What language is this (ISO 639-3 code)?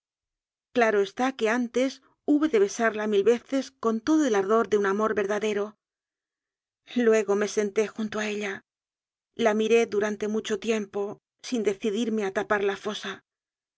spa